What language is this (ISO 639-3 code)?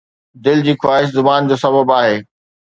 snd